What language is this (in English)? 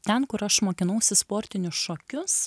Lithuanian